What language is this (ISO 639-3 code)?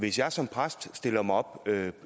dan